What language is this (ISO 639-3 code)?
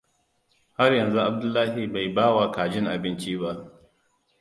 hau